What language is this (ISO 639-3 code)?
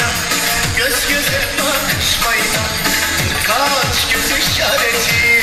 tur